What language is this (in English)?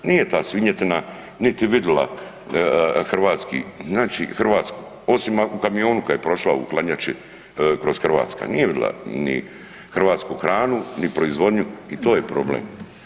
Croatian